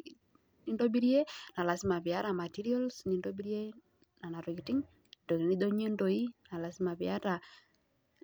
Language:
Masai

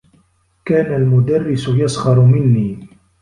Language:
Arabic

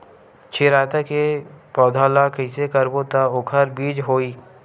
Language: Chhattisgarhi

